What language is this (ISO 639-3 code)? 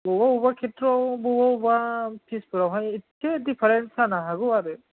brx